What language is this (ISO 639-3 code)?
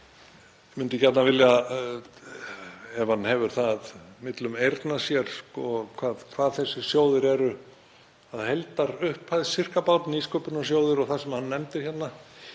isl